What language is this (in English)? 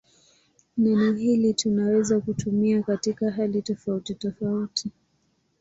Swahili